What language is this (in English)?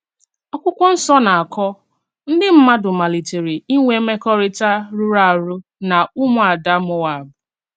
Igbo